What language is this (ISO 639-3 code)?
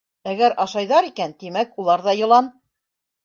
bak